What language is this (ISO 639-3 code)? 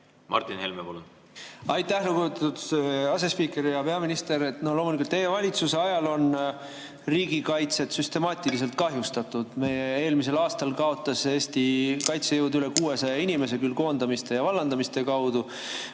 est